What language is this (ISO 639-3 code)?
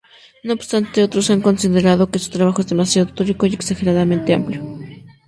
spa